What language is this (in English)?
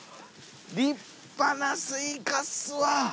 Japanese